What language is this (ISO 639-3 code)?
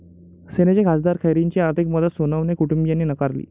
mar